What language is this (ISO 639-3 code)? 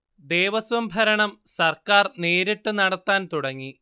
mal